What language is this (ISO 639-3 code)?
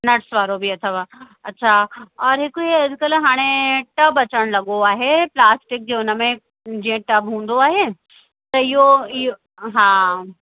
snd